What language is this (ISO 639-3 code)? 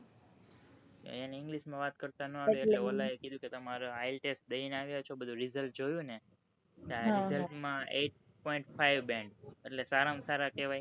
guj